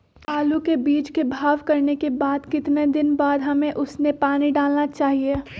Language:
Magahi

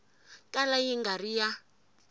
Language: Tsonga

